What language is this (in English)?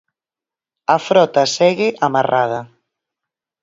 Galician